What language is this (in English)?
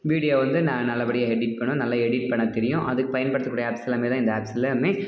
Tamil